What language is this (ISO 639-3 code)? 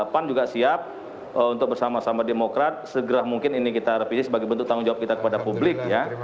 ind